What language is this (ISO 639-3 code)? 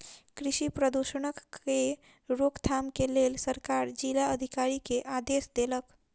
mai